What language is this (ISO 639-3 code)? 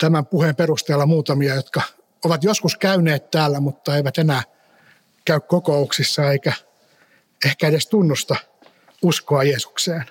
fin